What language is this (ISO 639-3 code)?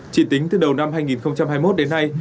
vie